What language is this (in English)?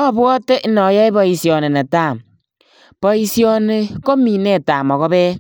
Kalenjin